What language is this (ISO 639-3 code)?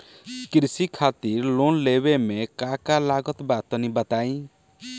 bho